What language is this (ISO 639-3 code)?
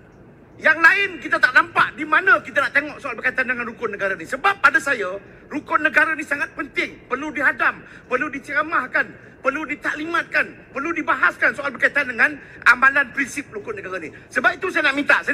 msa